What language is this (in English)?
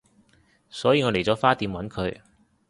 Cantonese